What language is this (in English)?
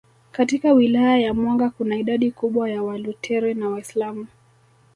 Swahili